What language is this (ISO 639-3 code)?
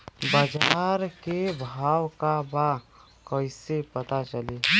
bho